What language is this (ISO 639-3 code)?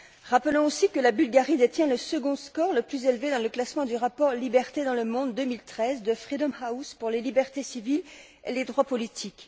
fra